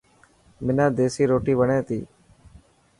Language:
Dhatki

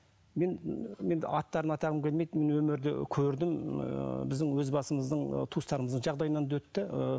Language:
Kazakh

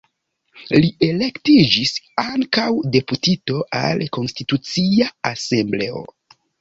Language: Esperanto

